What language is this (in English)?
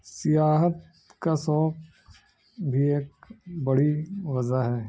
Urdu